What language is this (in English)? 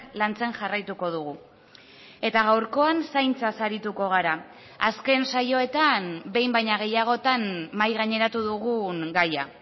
Basque